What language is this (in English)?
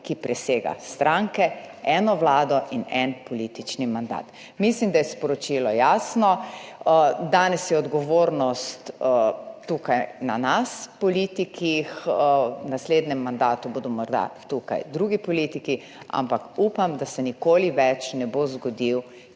Slovenian